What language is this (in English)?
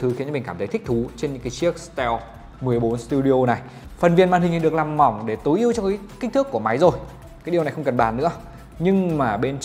Vietnamese